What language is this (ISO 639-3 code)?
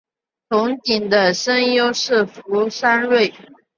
zho